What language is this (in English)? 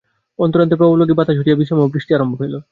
Bangla